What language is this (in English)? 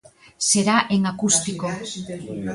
Galician